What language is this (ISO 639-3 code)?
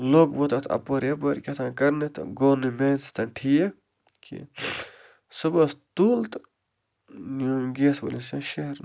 kas